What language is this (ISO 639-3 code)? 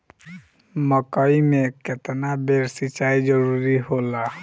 bho